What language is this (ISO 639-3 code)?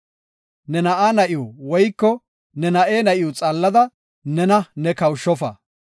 gof